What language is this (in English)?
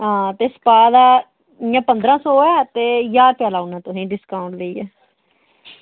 Dogri